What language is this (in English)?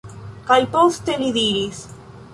Esperanto